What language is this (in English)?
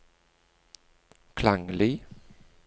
Norwegian